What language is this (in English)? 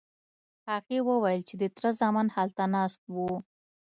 Pashto